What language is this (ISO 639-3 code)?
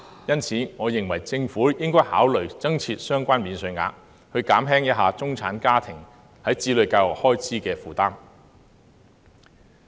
yue